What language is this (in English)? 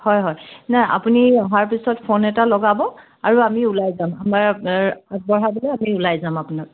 Assamese